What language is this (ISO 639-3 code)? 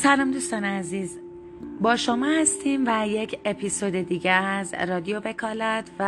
fas